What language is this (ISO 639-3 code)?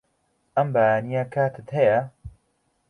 ckb